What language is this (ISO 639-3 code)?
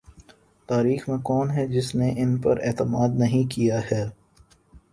urd